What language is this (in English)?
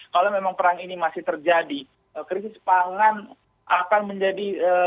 Indonesian